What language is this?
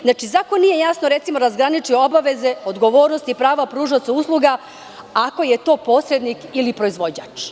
Serbian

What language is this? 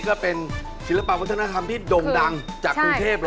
Thai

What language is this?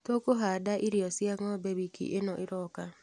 Kikuyu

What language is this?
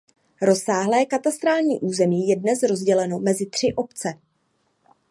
Czech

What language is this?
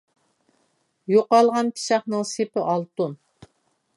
Uyghur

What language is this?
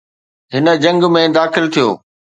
Sindhi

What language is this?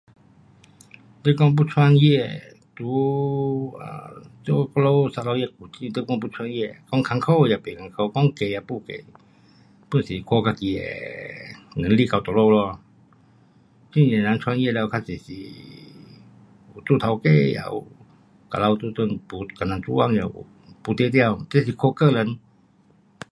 Pu-Xian Chinese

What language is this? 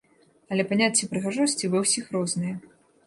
Belarusian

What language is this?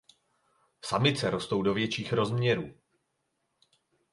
Czech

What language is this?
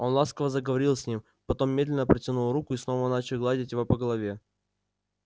Russian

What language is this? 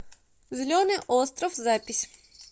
Russian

